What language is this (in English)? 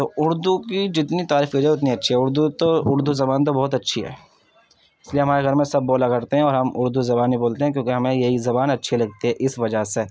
Urdu